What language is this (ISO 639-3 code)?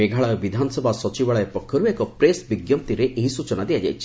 ori